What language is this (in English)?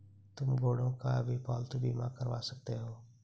Hindi